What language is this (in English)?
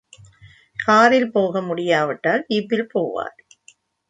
Tamil